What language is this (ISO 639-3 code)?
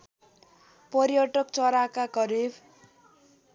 nep